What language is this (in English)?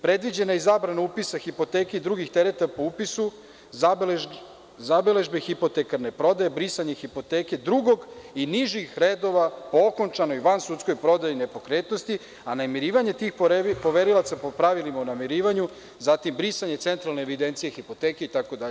Serbian